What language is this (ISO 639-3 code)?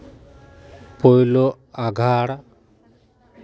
sat